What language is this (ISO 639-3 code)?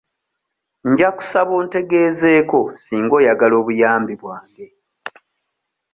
lug